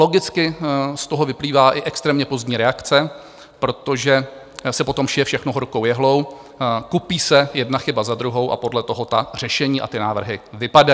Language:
Czech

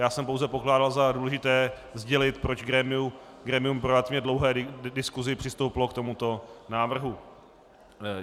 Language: Czech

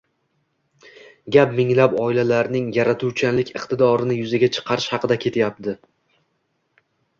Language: Uzbek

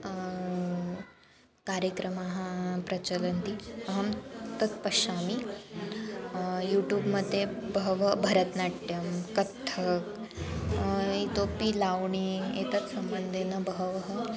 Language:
Sanskrit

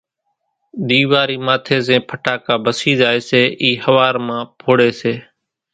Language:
Kachi Koli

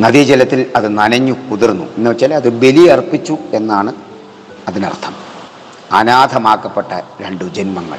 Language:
Malayalam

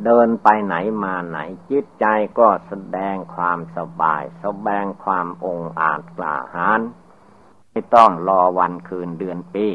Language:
Thai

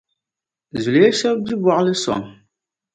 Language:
Dagbani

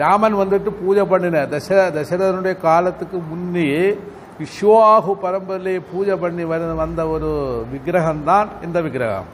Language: Tamil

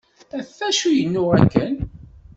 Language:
Kabyle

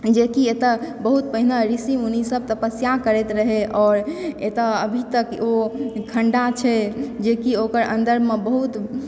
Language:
Maithili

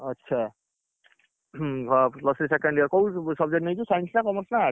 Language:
Odia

